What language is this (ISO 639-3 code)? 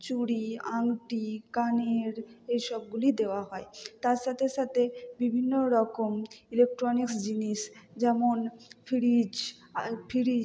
ben